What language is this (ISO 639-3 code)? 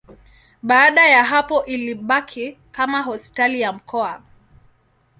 swa